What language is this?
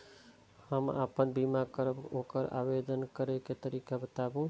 Maithili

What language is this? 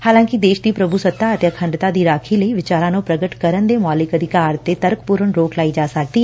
Punjabi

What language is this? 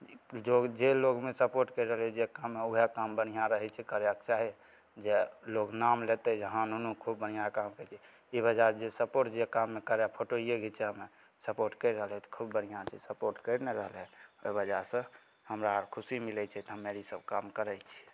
Maithili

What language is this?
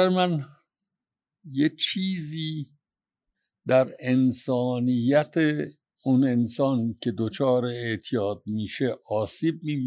Persian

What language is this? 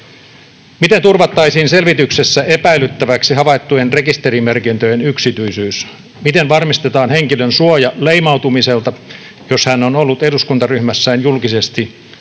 Finnish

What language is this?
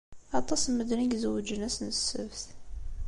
Kabyle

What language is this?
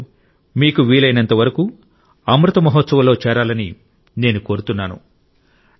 Telugu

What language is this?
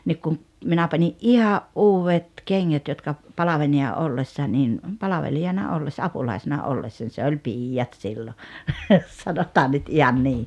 Finnish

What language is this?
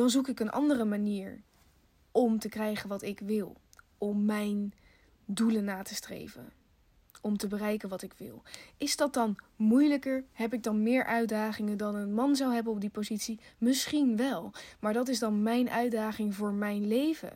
Dutch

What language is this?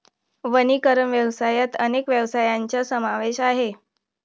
Marathi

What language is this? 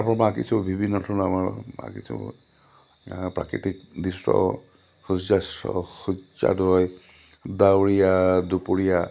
Assamese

